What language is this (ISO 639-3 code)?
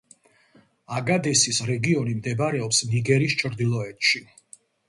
kat